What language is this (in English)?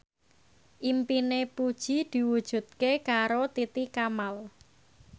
Javanese